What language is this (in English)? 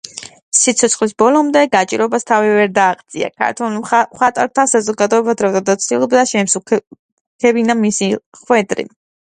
Georgian